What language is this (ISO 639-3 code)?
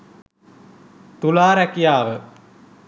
sin